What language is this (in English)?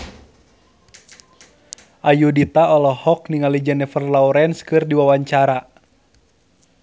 Sundanese